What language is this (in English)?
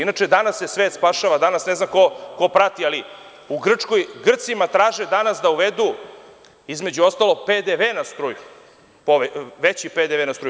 Serbian